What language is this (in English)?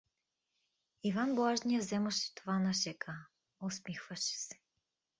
Bulgarian